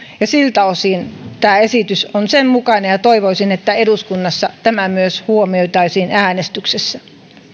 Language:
Finnish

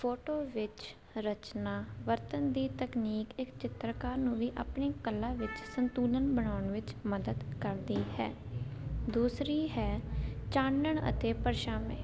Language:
Punjabi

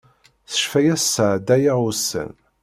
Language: Kabyle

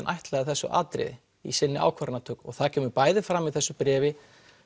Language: Icelandic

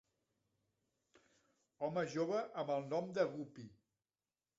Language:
Catalan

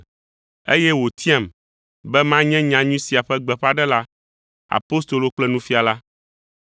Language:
Ewe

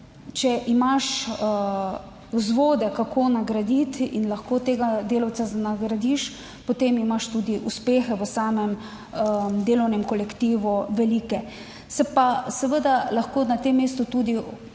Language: Slovenian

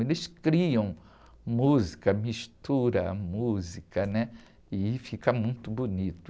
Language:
Portuguese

